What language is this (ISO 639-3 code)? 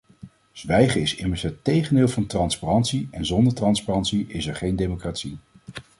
nld